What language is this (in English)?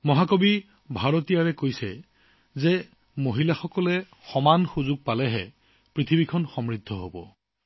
Assamese